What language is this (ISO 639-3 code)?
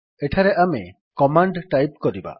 ori